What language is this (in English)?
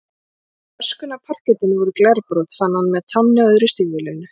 Icelandic